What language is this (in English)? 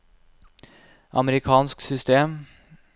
Norwegian